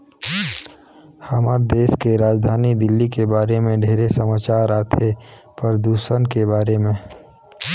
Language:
Chhattisgarhi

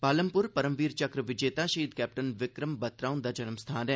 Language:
Dogri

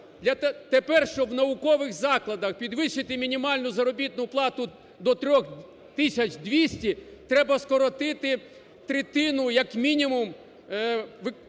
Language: Ukrainian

